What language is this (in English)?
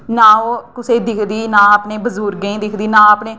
Dogri